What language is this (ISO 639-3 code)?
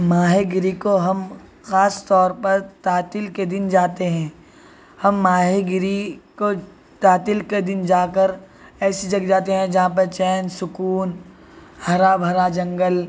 urd